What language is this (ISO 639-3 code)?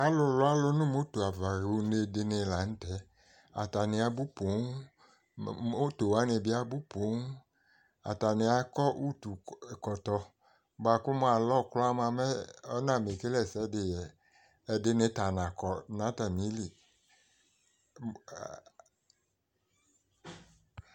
kpo